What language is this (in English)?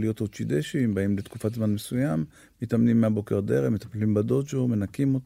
Hebrew